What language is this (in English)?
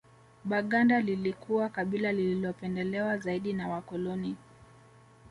Swahili